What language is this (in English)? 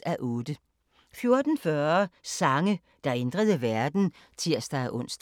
Danish